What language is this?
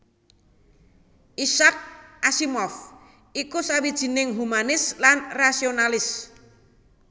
Javanese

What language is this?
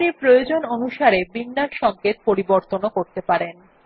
Bangla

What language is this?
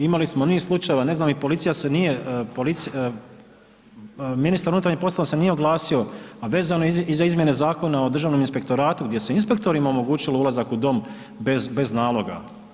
Croatian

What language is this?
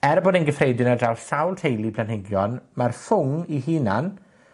Welsh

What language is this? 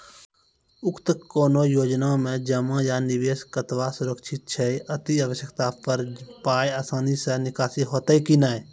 Maithili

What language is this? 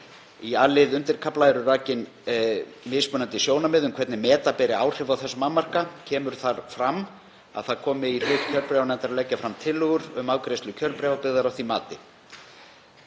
Icelandic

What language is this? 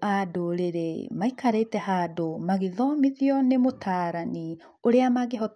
Kikuyu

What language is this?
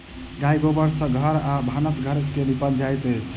Maithili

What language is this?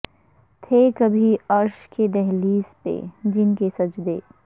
Urdu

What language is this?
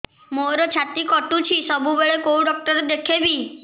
Odia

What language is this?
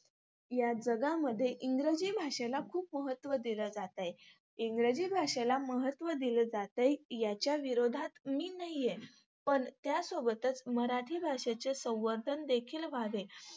Marathi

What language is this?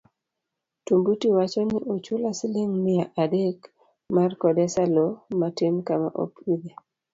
Luo (Kenya and Tanzania)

